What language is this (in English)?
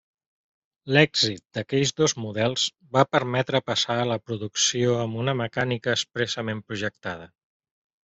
Catalan